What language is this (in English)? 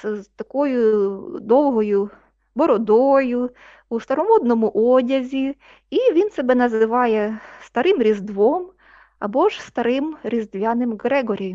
Ukrainian